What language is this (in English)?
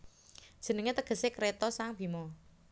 Javanese